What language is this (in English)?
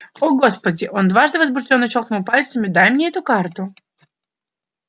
Russian